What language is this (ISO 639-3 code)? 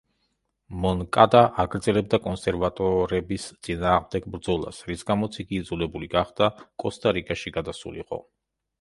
kat